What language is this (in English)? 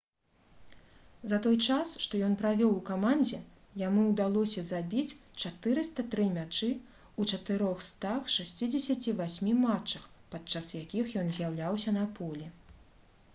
Belarusian